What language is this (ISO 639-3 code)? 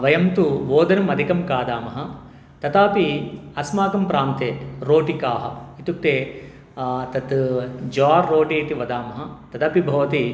san